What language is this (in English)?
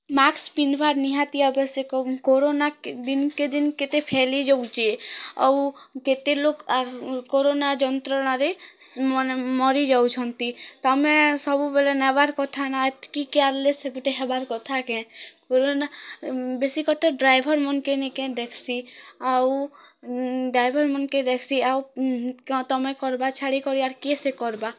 Odia